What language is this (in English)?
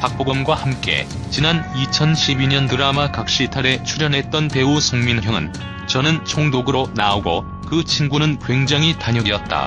Korean